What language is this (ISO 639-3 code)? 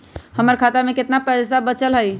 mag